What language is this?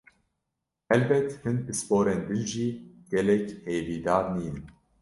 Kurdish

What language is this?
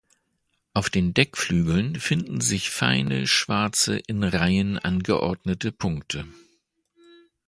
German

